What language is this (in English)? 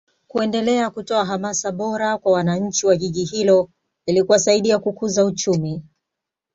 Swahili